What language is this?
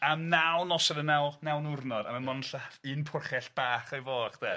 Welsh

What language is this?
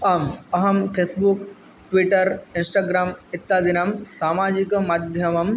Sanskrit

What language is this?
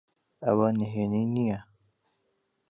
Central Kurdish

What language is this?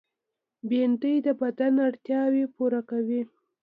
Pashto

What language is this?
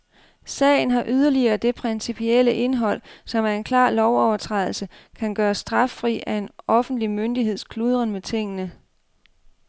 Danish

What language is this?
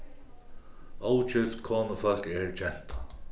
Faroese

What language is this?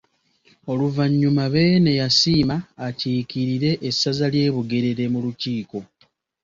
Ganda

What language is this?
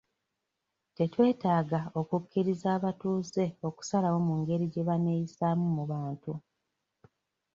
Ganda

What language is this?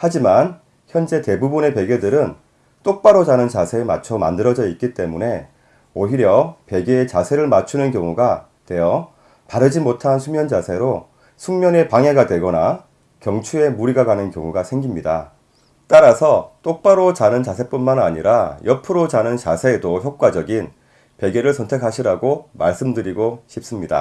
Korean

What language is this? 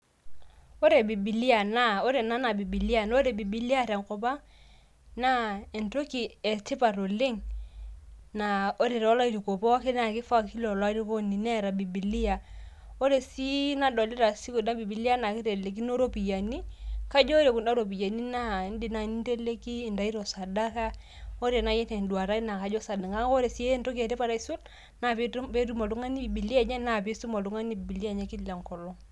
Masai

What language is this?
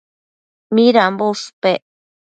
Matsés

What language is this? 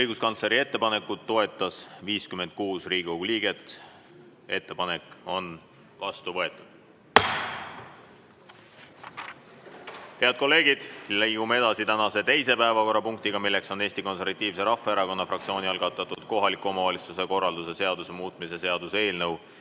Estonian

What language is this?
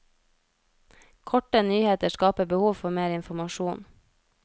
Norwegian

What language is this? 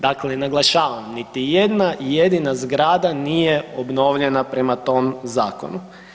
Croatian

